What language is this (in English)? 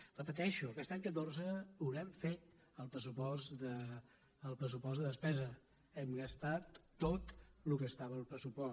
Catalan